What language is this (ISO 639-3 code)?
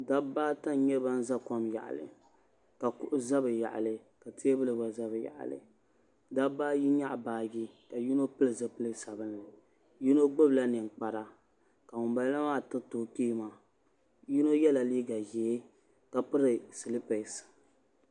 dag